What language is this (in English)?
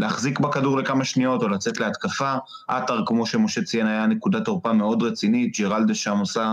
Hebrew